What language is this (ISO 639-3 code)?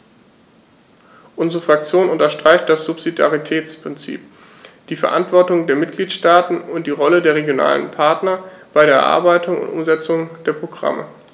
deu